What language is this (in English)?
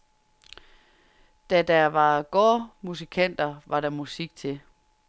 Danish